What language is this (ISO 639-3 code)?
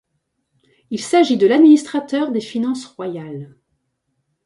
fra